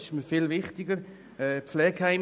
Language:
Swiss German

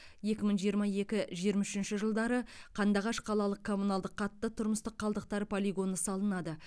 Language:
Kazakh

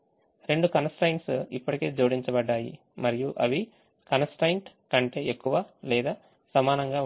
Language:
Telugu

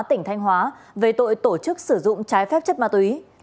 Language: Vietnamese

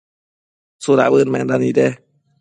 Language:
Matsés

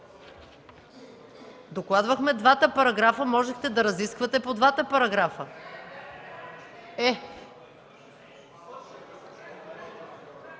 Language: Bulgarian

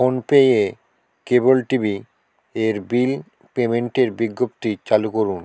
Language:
Bangla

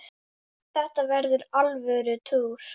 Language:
Icelandic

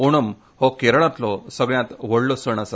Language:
Konkani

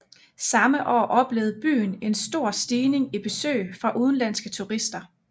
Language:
Danish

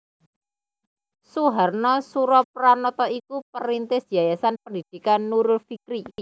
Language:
Javanese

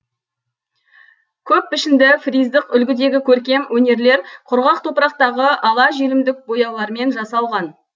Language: Kazakh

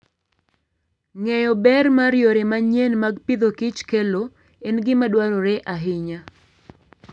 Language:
Luo (Kenya and Tanzania)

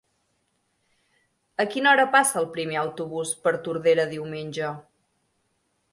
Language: Catalan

